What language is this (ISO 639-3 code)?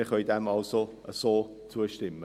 gsw